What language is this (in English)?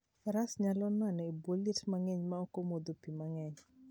Luo (Kenya and Tanzania)